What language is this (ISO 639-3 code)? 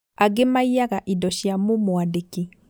kik